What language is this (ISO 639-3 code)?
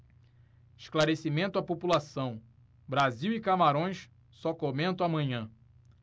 por